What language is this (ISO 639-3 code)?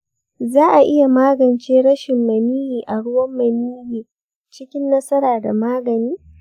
hau